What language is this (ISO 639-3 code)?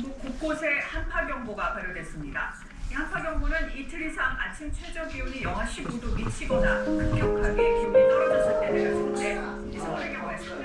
kor